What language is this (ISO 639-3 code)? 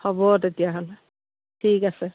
asm